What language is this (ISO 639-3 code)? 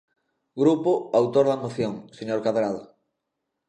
glg